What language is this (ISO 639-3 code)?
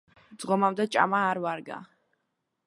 kat